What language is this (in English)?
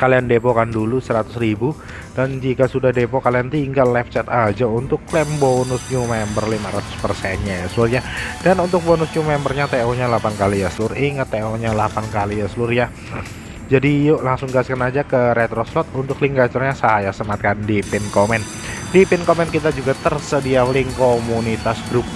Indonesian